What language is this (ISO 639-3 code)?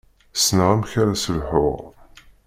kab